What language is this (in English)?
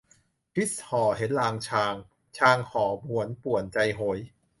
Thai